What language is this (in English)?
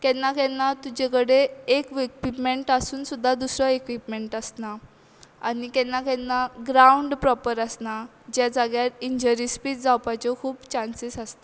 Konkani